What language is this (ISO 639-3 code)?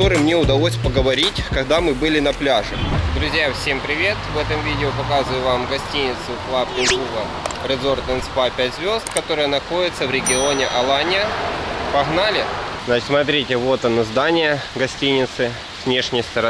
rus